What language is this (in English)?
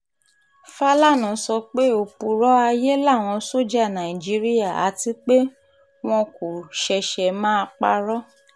Yoruba